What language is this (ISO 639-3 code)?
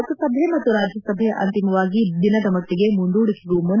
kan